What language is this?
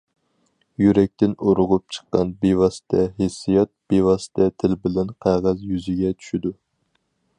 Uyghur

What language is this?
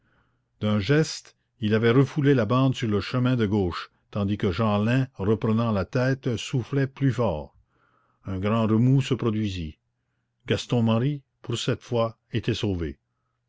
French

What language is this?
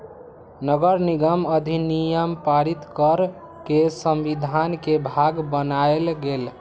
Magahi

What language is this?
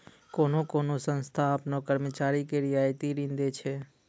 Maithili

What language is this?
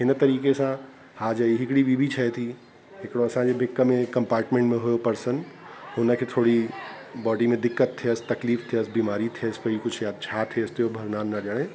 Sindhi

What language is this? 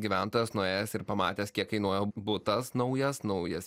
Lithuanian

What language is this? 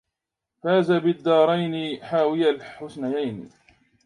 Arabic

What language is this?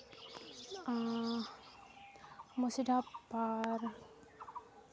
Santali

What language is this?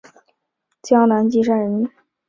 Chinese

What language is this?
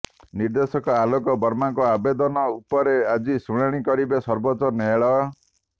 Odia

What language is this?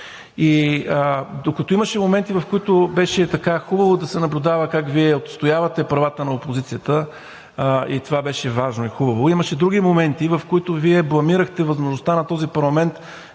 Bulgarian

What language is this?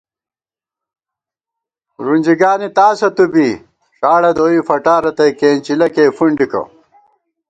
Gawar-Bati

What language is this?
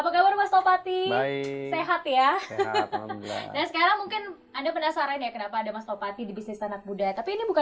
Indonesian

